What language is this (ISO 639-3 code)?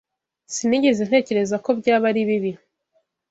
kin